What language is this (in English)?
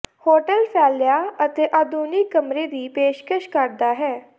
Punjabi